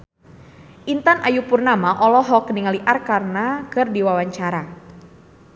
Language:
Sundanese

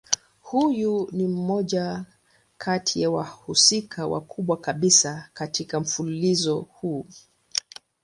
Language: Swahili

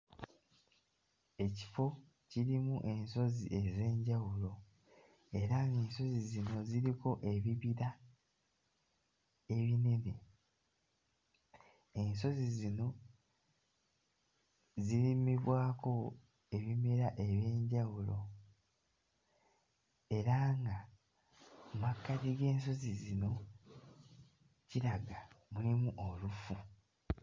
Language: Ganda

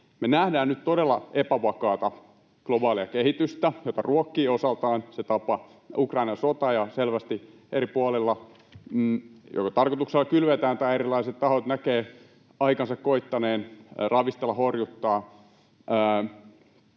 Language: Finnish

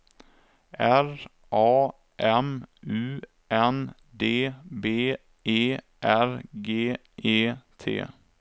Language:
Swedish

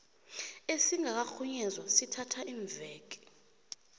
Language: South Ndebele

